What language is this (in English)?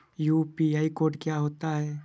Hindi